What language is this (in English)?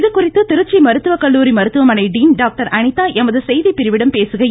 Tamil